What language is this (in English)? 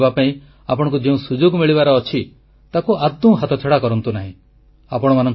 Odia